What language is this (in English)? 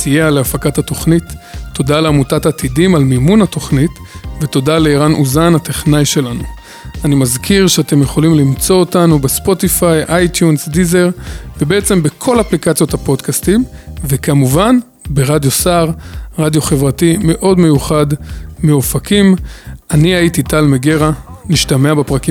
Hebrew